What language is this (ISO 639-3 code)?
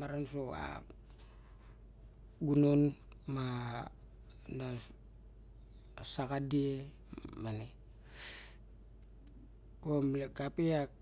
bjk